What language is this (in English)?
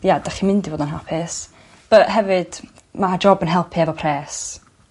Welsh